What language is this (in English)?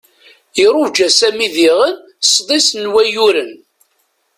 Kabyle